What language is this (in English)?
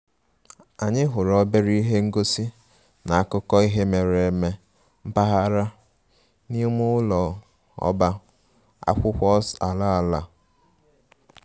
Igbo